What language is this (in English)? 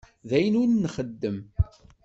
Kabyle